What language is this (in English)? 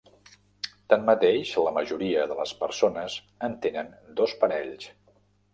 Catalan